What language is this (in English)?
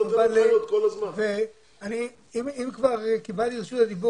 Hebrew